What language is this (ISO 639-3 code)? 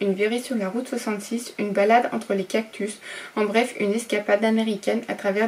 fra